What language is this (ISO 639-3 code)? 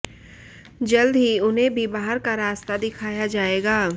hin